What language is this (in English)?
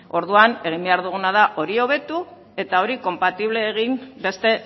Basque